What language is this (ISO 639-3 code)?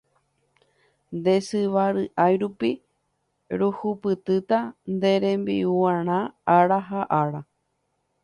grn